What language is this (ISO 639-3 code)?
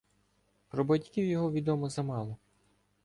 ukr